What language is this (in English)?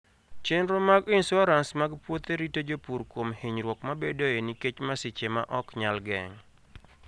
Luo (Kenya and Tanzania)